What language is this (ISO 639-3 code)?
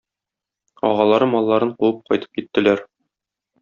tat